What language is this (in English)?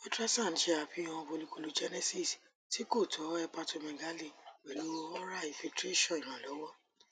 Yoruba